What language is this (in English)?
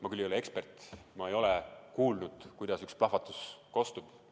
Estonian